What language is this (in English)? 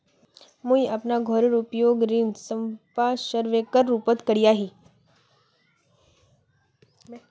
Magahi